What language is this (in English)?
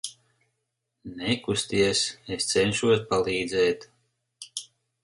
Latvian